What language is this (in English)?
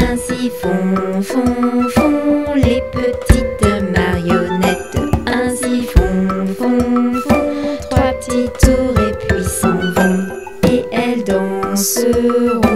French